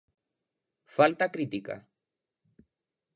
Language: Galician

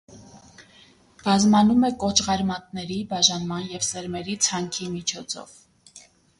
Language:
Armenian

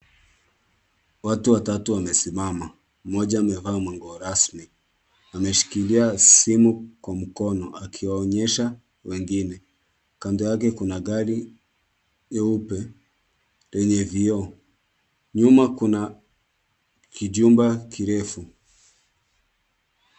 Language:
Swahili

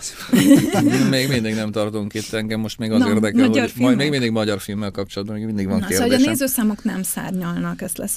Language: Hungarian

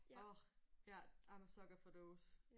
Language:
Danish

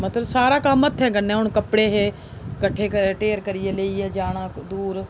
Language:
Dogri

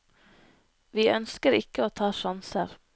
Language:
Norwegian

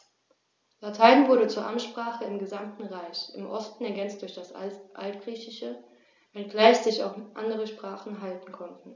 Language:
German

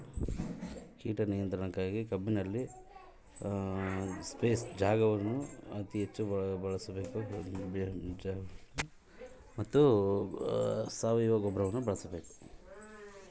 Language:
Kannada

